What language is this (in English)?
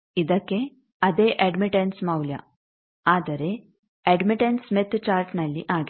Kannada